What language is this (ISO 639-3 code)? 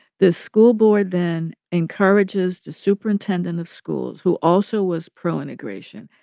eng